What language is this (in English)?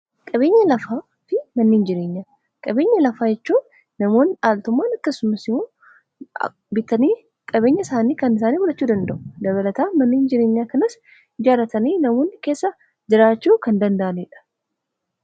Oromo